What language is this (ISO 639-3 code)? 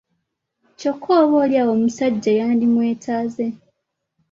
lug